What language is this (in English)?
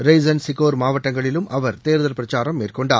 Tamil